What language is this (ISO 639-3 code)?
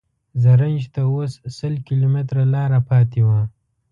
pus